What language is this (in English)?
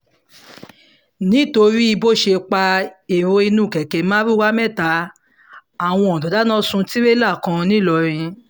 Yoruba